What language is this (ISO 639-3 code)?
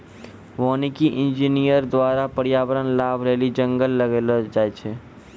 mai